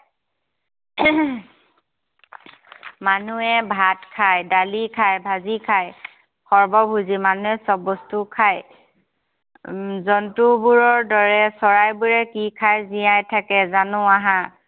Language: Assamese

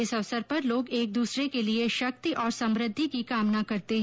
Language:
Hindi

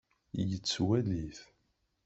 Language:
Kabyle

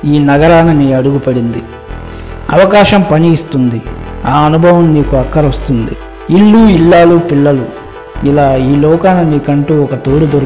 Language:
Telugu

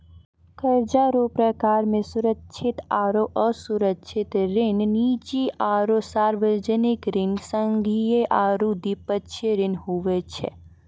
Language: Maithili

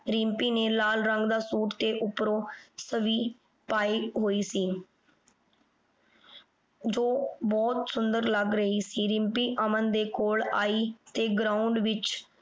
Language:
Punjabi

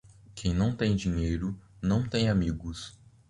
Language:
Portuguese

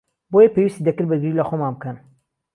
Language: Central Kurdish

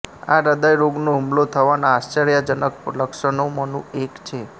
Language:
Gujarati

